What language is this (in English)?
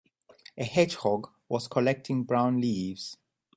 English